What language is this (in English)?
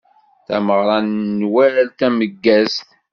Kabyle